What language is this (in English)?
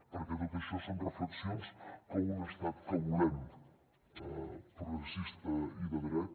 Catalan